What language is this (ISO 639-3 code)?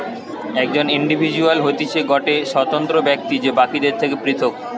ben